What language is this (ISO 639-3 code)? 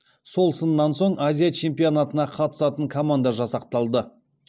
kaz